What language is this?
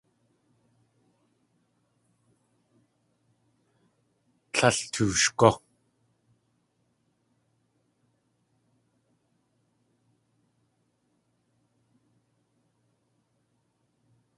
Tlingit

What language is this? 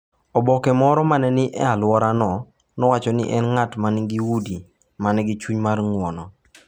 Luo (Kenya and Tanzania)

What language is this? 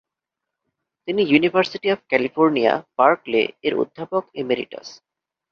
Bangla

